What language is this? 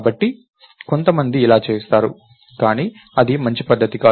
Telugu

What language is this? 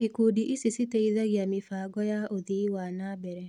Kikuyu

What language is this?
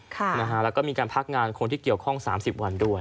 Thai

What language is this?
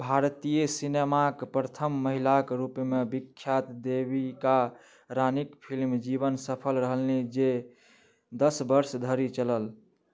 Maithili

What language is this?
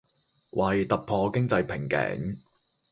Chinese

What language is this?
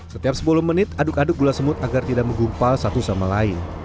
Indonesian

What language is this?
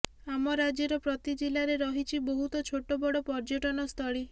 Odia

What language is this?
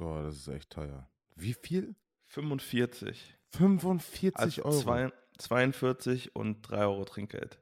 German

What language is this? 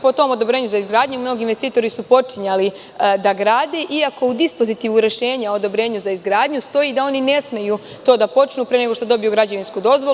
Serbian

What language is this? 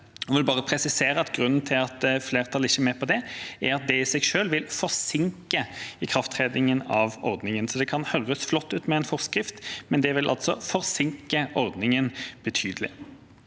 Norwegian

